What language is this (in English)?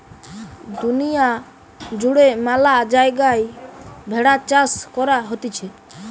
Bangla